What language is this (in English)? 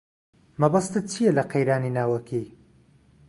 Central Kurdish